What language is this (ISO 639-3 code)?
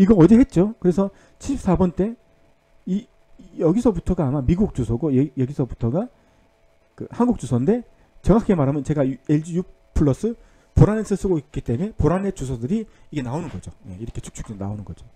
kor